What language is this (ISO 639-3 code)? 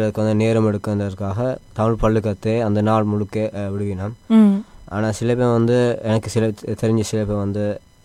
tam